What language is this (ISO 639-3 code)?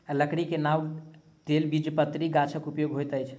mai